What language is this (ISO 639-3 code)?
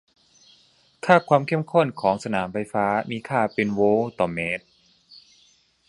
tha